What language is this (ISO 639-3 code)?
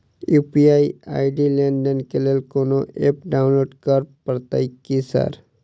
mai